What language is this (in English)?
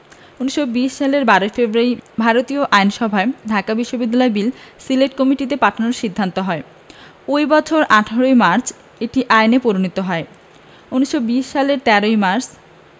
Bangla